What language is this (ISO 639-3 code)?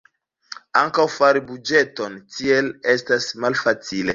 epo